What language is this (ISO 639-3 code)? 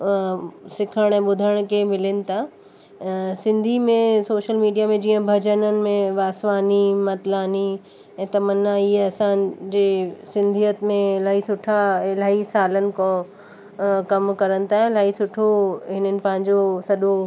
snd